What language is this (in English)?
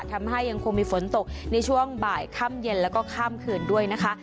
Thai